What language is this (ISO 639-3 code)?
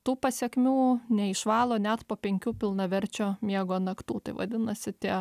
lit